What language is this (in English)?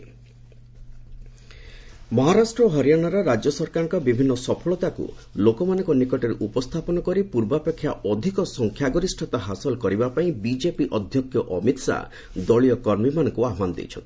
Odia